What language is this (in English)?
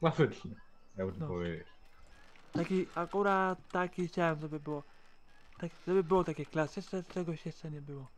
Polish